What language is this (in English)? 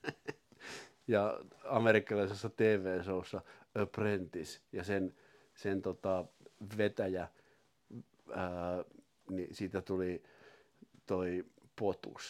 Finnish